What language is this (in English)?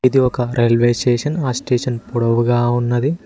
Telugu